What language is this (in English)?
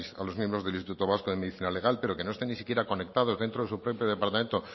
Spanish